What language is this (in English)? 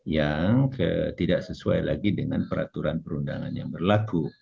Indonesian